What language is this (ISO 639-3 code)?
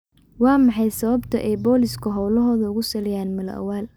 som